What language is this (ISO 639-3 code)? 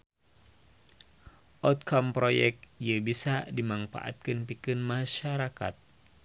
sun